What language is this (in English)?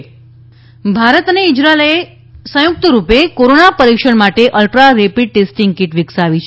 Gujarati